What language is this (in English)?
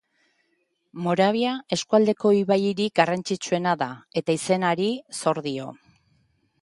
Basque